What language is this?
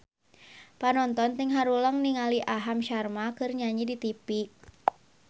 Sundanese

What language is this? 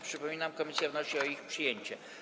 Polish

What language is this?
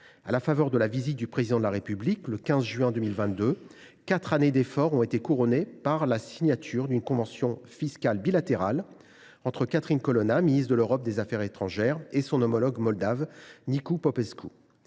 French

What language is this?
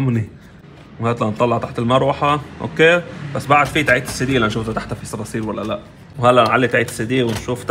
Arabic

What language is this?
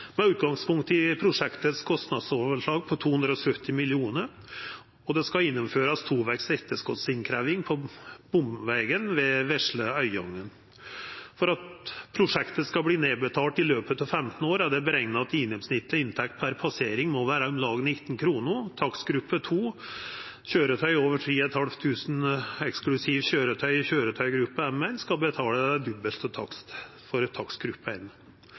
Norwegian Nynorsk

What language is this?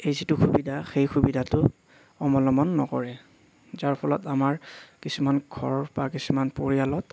Assamese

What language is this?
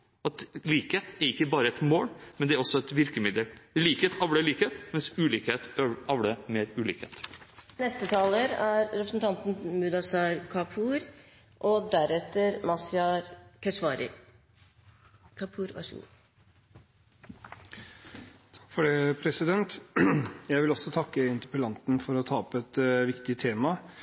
Norwegian Bokmål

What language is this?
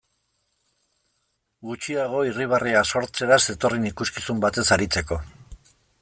Basque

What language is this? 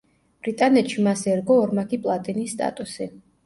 Georgian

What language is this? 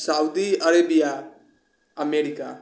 Maithili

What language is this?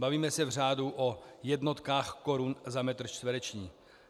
Czech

